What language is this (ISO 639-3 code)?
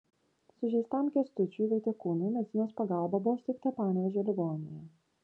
lit